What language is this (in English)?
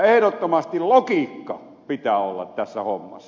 Finnish